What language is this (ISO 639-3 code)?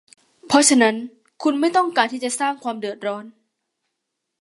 tha